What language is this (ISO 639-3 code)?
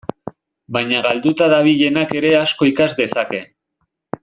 eus